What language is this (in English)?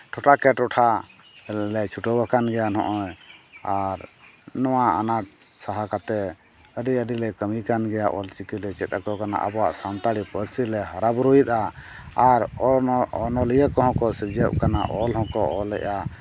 Santali